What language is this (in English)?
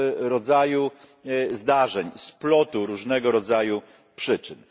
Polish